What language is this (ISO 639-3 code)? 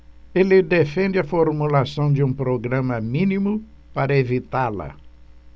por